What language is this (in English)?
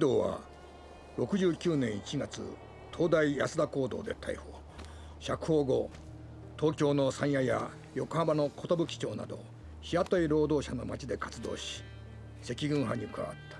Japanese